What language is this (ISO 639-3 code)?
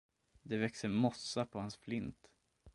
swe